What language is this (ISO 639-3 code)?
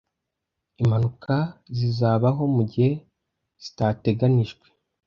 kin